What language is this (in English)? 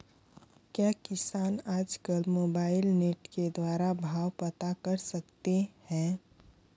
Hindi